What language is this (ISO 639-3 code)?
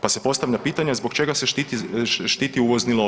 hrv